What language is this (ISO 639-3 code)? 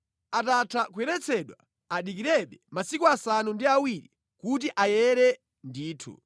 nya